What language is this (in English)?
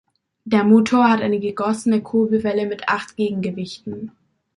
German